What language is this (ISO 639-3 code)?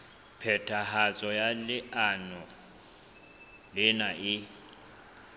sot